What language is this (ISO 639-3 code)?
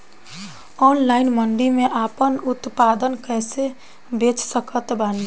bho